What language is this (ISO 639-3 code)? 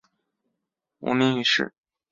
zho